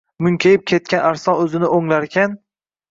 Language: Uzbek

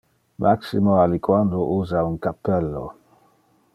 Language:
Interlingua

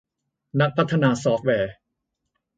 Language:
Thai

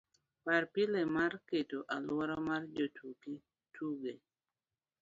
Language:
Luo (Kenya and Tanzania)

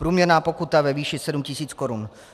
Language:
Czech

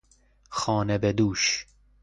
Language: Persian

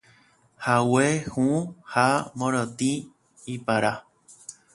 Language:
Guarani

